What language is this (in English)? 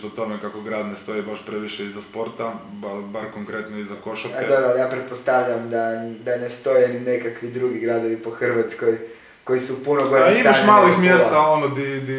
Croatian